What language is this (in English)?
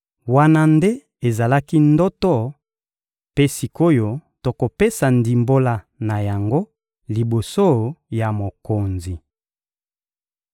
Lingala